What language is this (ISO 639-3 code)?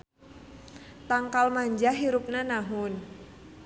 sun